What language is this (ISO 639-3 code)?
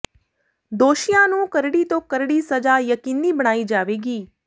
pan